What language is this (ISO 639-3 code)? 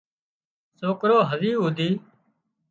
kxp